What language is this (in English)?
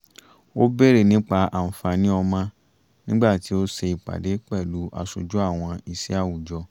Yoruba